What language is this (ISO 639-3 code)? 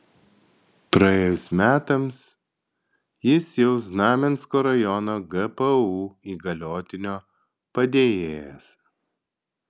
lit